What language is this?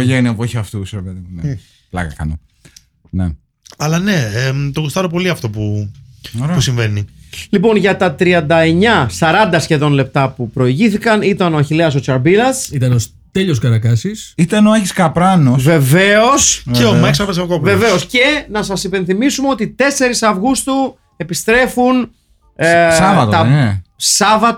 Greek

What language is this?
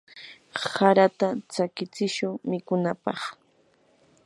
Yanahuanca Pasco Quechua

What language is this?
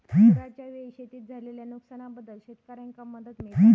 Marathi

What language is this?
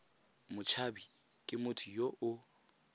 Tswana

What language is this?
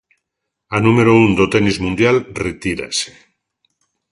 Galician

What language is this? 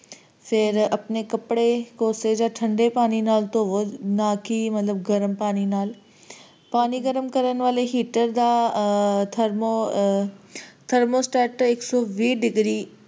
Punjabi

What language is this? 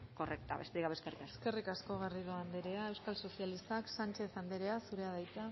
Basque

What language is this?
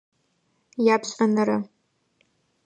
Adyghe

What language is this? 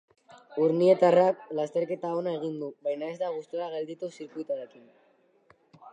Basque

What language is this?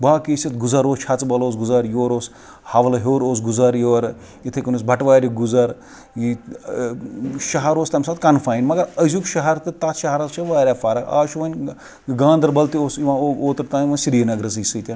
Kashmiri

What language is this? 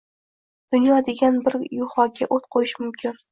Uzbek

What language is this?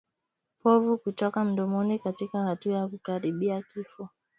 Swahili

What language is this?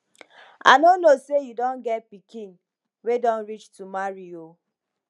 Nigerian Pidgin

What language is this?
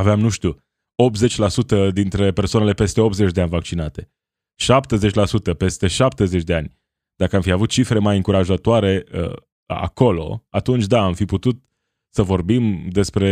Romanian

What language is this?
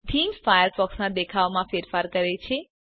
Gujarati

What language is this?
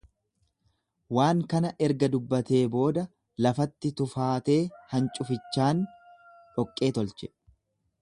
Oromo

